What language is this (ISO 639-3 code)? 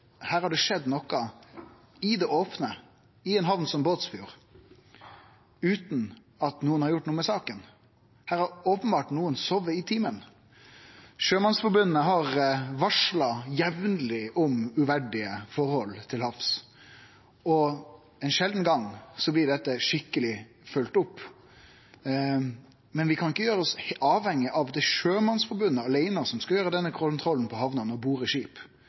nno